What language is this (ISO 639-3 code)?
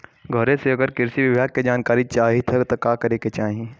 bho